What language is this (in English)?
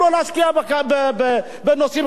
Hebrew